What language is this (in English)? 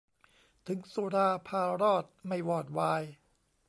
Thai